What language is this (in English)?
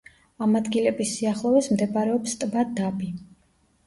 Georgian